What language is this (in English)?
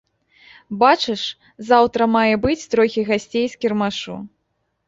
Belarusian